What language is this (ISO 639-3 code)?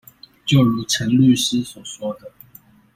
zho